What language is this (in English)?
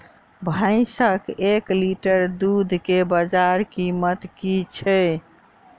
Maithili